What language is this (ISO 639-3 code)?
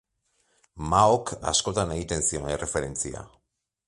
eus